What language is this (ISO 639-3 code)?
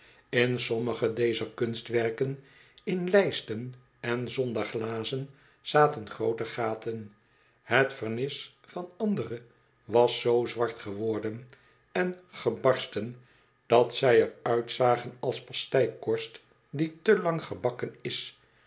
nld